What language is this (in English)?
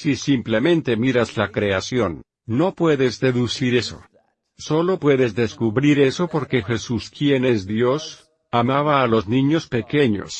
Spanish